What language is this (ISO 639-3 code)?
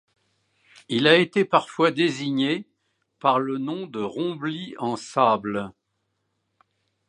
fra